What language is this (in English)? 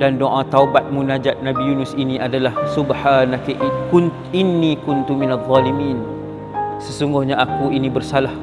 Malay